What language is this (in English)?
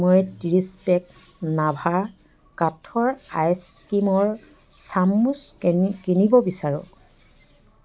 Assamese